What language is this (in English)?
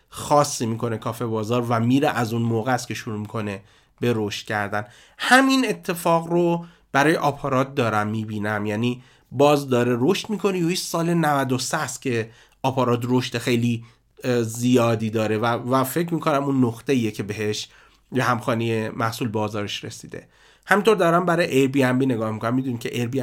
Persian